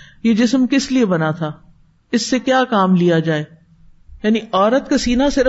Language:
Urdu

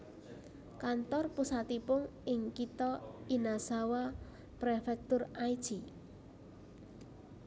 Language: Javanese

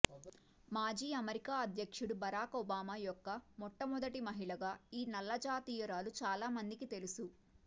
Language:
Telugu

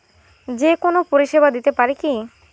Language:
Bangla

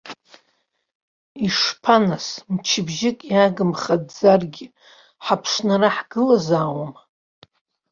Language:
Abkhazian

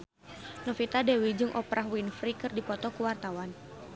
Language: Sundanese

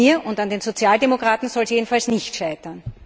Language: German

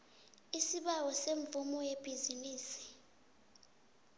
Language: South Ndebele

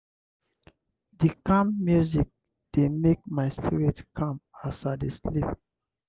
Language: Nigerian Pidgin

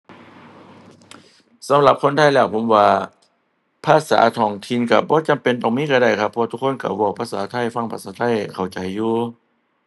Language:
Thai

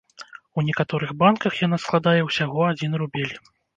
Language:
Belarusian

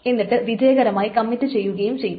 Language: Malayalam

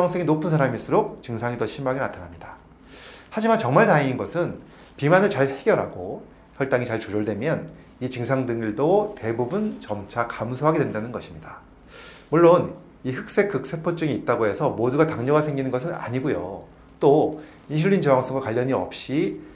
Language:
Korean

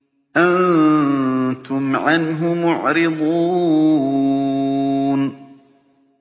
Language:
Arabic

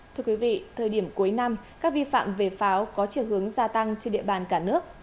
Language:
Vietnamese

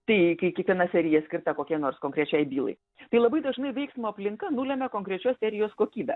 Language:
Lithuanian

